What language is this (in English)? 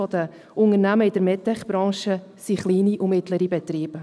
Swiss German